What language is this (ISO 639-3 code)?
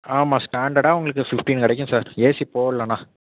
tam